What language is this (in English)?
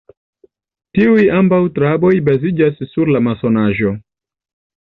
Esperanto